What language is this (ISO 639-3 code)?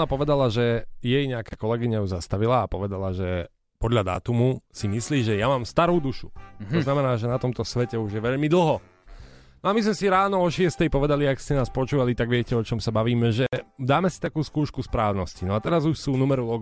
slk